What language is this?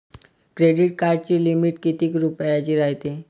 Marathi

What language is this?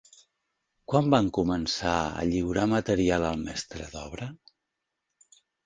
Catalan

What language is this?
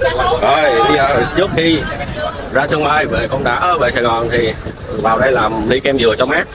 Vietnamese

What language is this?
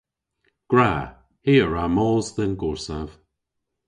Cornish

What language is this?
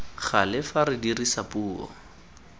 Tswana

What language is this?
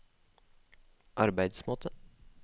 Norwegian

